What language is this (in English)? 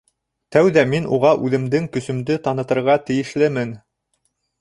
Bashkir